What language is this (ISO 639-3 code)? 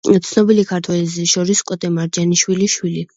kat